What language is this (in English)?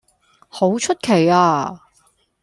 Cantonese